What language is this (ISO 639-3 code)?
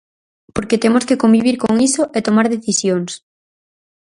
glg